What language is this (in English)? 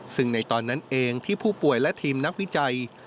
Thai